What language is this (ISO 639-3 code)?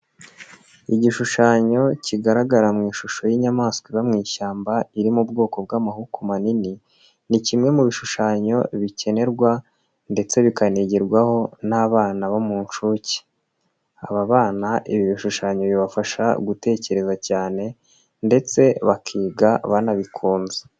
kin